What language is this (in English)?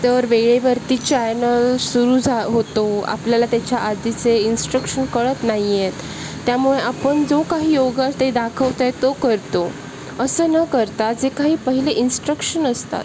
Marathi